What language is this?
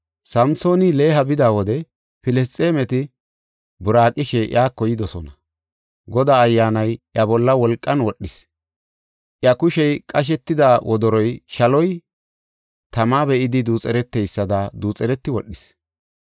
Gofa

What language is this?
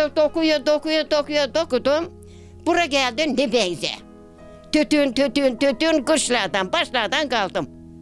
Turkish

